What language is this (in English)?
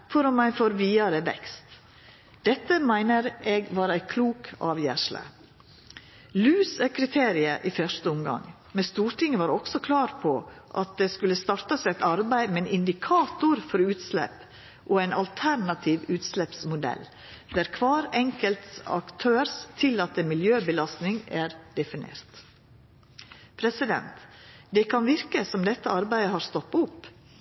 Norwegian Nynorsk